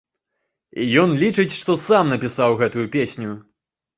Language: Belarusian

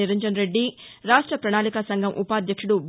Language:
Telugu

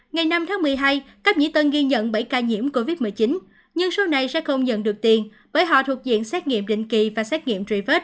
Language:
Vietnamese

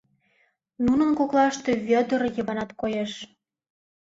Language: Mari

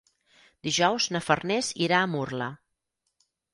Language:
Catalan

